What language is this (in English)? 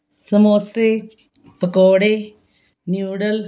Punjabi